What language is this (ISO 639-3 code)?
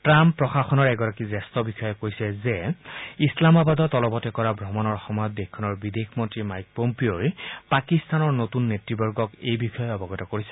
asm